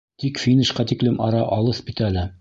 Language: Bashkir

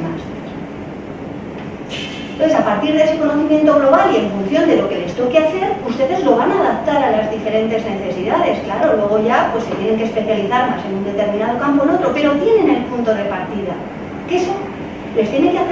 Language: Spanish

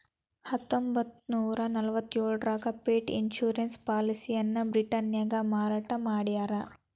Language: Kannada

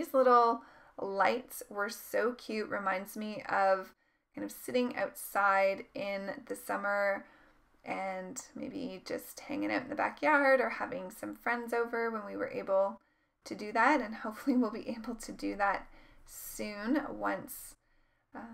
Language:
English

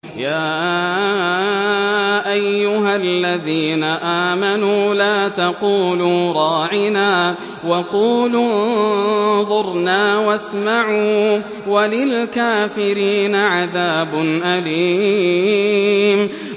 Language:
Arabic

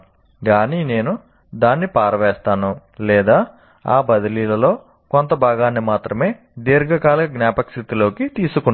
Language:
Telugu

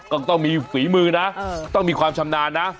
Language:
Thai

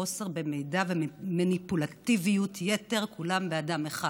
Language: Hebrew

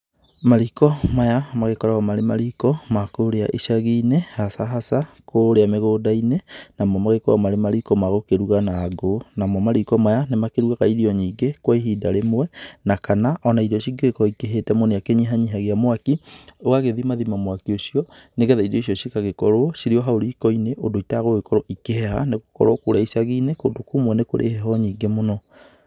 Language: Kikuyu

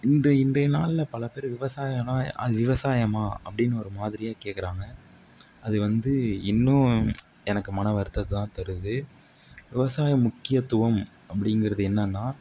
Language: Tamil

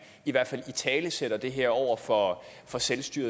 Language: Danish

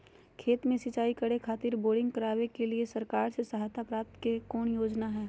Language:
Magahi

